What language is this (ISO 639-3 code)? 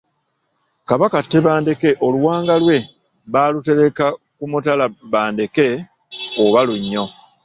lug